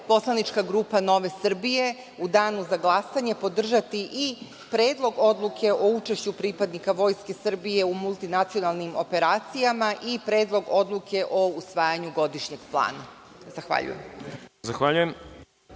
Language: Serbian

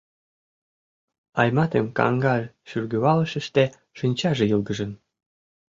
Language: Mari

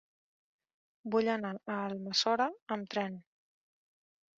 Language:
Catalan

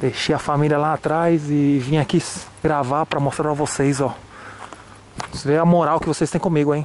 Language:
Portuguese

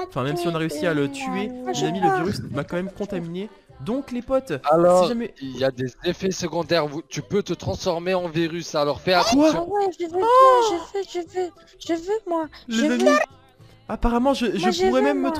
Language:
French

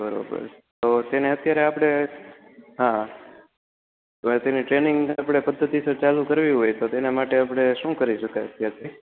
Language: Gujarati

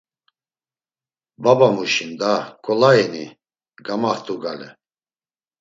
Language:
Laz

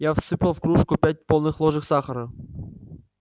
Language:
Russian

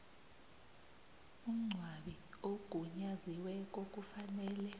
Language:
South Ndebele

